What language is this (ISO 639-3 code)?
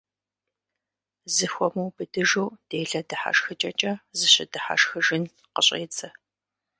kbd